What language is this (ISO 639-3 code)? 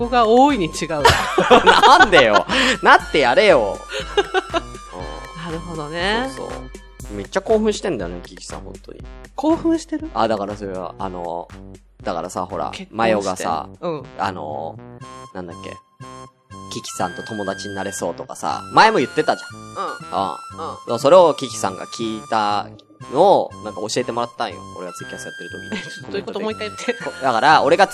jpn